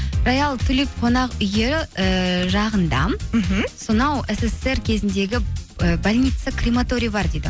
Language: Kazakh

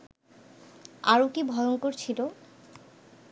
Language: Bangla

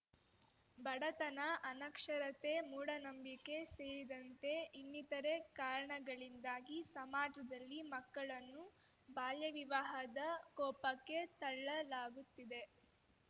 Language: Kannada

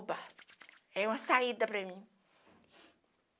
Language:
Portuguese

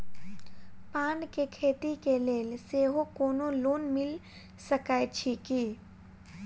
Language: Maithili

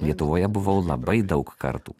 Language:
Lithuanian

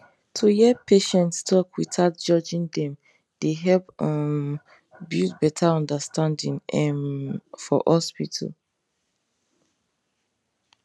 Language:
Nigerian Pidgin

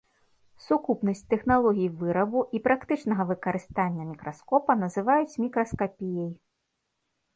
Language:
Belarusian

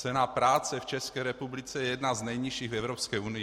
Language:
Czech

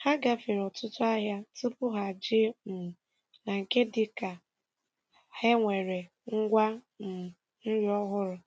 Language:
Igbo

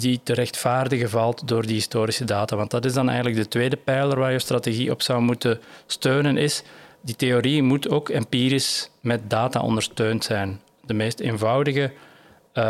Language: Dutch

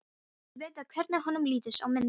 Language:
Icelandic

